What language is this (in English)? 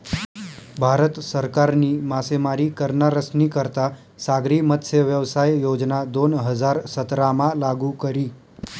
Marathi